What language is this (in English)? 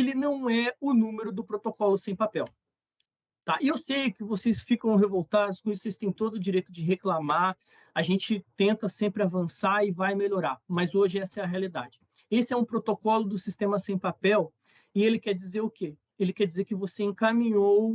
Portuguese